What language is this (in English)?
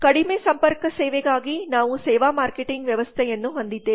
Kannada